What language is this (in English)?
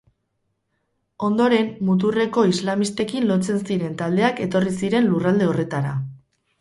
Basque